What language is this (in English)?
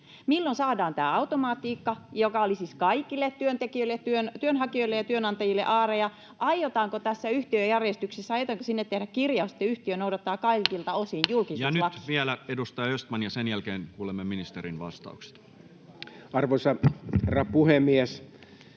Finnish